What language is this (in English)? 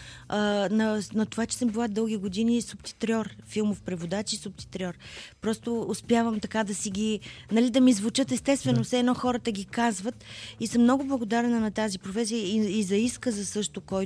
Bulgarian